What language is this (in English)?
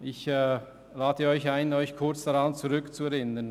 Swiss German